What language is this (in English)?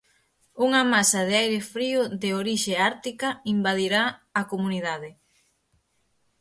Galician